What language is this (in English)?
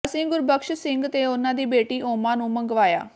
Punjabi